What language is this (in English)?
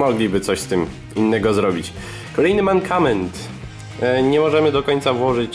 Polish